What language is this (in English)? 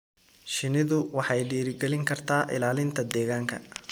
Somali